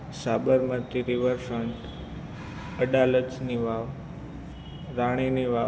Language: Gujarati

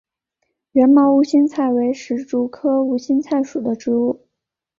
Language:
Chinese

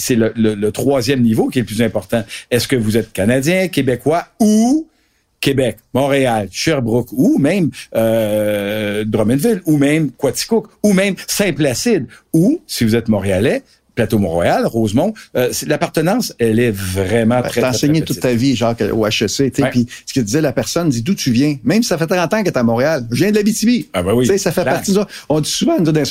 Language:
French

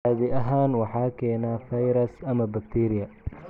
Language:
Somali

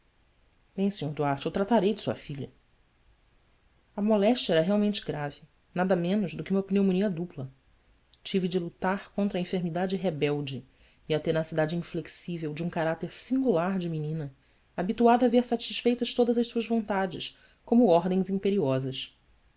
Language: Portuguese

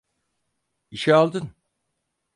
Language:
Turkish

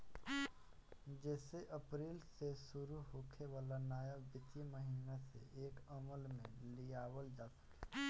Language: Bhojpuri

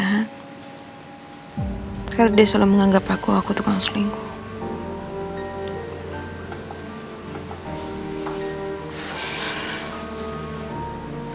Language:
Indonesian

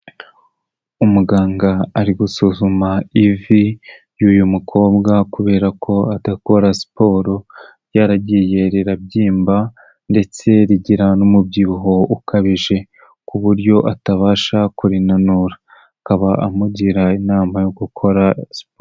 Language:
Kinyarwanda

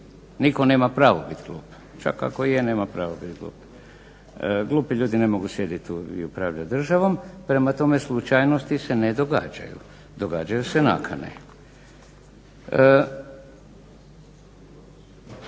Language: Croatian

